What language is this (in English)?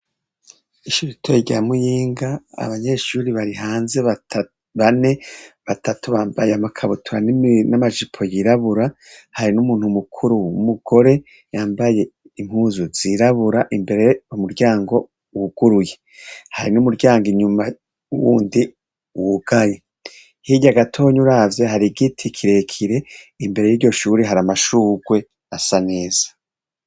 Rundi